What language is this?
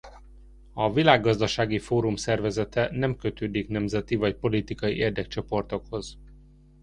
Hungarian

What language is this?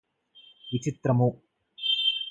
Telugu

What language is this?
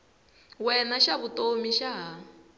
Tsonga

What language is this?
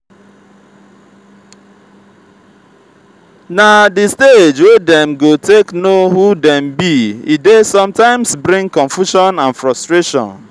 Nigerian Pidgin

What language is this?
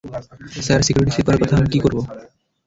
Bangla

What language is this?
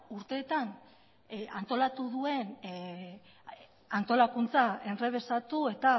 Basque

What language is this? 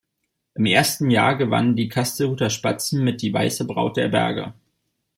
German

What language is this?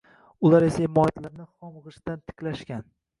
Uzbek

